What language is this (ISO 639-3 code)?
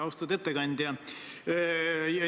est